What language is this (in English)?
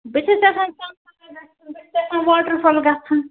Kashmiri